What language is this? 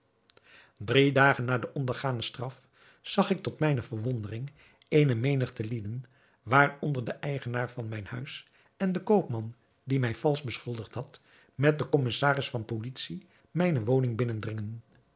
Dutch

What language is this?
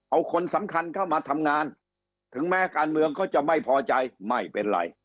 Thai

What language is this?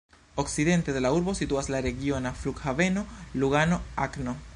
Esperanto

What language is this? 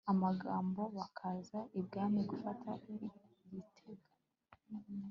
Kinyarwanda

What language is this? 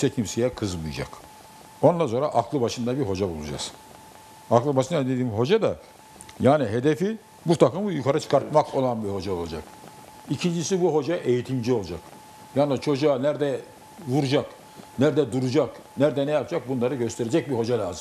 Turkish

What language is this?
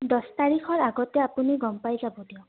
Assamese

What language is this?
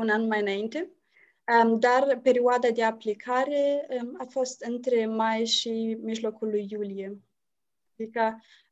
Romanian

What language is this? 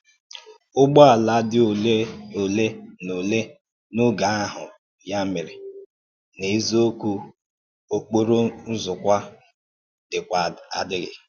Igbo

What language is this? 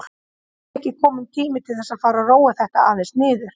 Icelandic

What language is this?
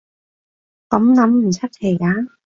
Cantonese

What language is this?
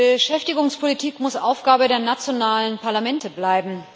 German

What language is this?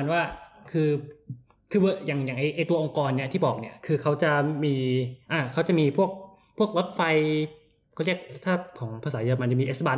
Thai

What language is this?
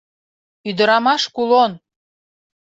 Mari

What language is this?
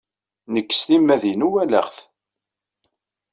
Kabyle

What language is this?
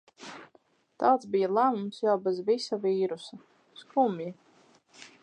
Latvian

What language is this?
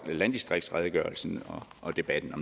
Danish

